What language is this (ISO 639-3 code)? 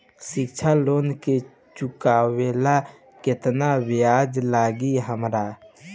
bho